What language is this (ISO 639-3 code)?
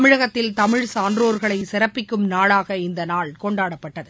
tam